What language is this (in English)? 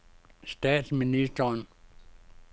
Danish